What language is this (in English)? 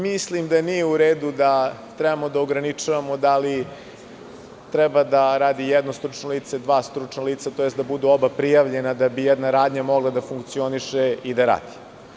Serbian